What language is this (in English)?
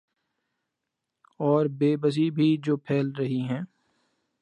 Urdu